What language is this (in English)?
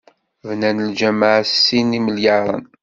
Kabyle